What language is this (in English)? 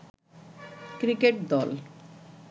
Bangla